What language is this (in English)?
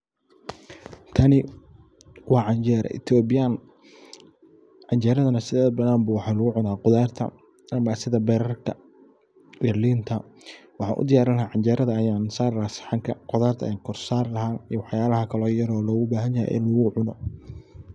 Somali